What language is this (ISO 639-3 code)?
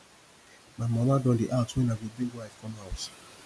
pcm